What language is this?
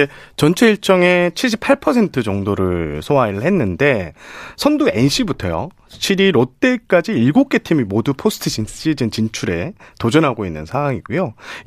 Korean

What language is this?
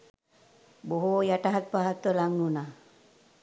Sinhala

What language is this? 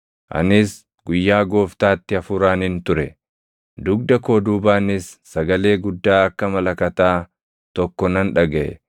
Oromo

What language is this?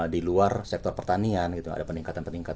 Indonesian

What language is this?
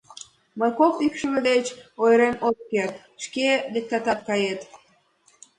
Mari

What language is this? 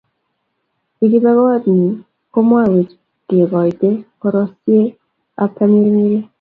Kalenjin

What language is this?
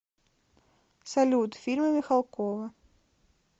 Russian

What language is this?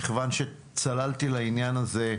Hebrew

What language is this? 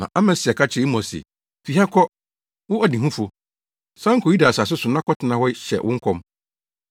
Akan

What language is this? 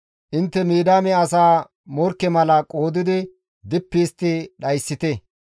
Gamo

